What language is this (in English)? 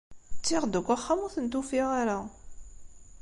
Kabyle